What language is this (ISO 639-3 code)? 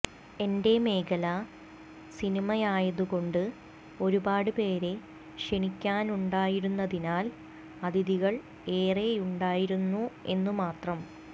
mal